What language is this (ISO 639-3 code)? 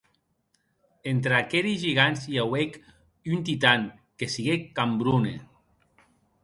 oci